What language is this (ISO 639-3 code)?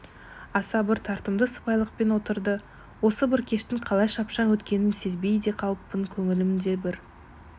kaz